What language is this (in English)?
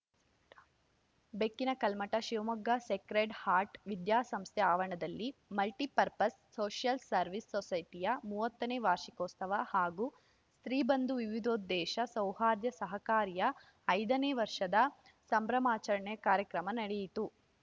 Kannada